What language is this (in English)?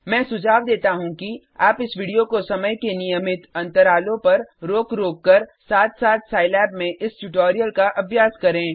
Hindi